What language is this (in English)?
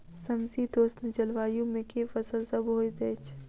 Maithili